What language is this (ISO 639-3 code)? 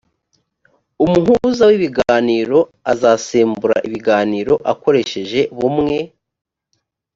kin